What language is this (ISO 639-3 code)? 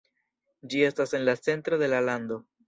epo